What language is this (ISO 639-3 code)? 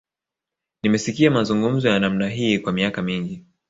swa